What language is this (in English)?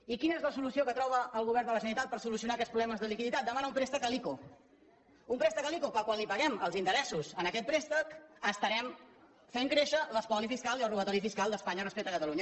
Catalan